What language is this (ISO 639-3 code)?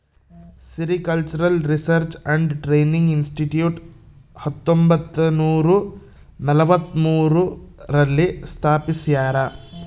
kan